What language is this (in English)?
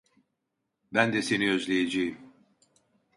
Turkish